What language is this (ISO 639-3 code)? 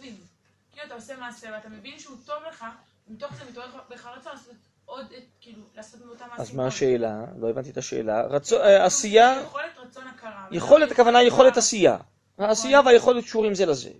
heb